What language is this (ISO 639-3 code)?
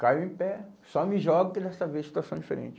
por